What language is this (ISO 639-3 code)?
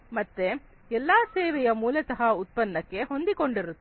kan